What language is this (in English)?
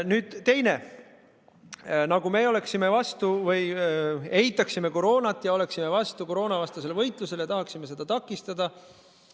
Estonian